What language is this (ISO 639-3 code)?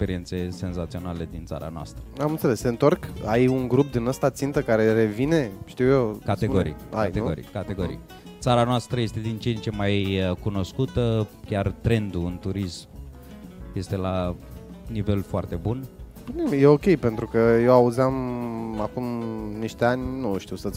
ron